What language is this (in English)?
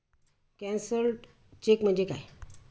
Marathi